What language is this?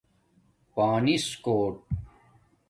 Domaaki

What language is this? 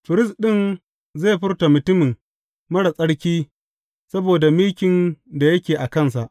Hausa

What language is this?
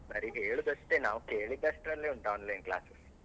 Kannada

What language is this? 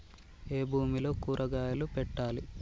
Telugu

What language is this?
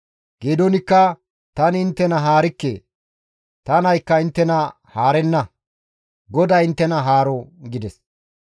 Gamo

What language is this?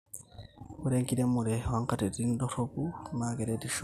Masai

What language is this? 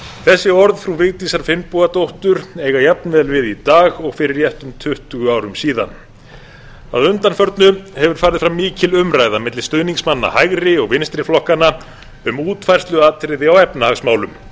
Icelandic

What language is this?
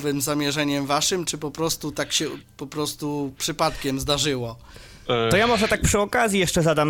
Polish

